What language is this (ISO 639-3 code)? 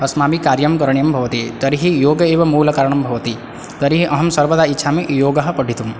san